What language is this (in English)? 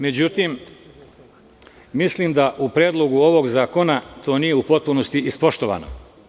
Serbian